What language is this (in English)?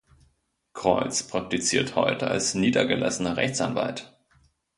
German